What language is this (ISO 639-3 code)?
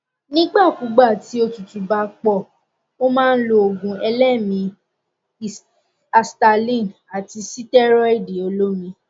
yor